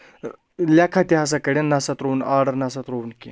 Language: Kashmiri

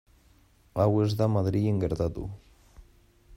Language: Basque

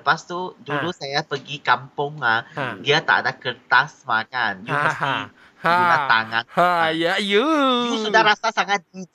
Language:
Malay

